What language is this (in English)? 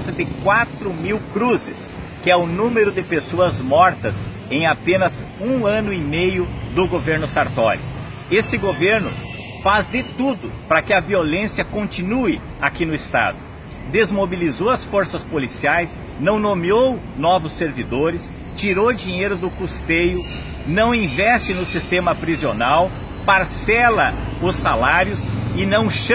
Portuguese